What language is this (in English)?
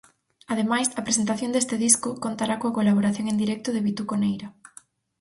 Galician